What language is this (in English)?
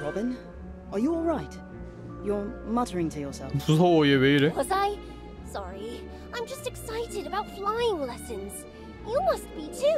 Korean